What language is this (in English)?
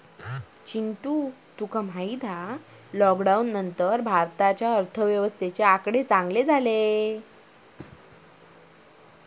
Marathi